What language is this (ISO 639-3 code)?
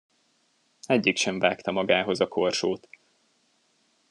hun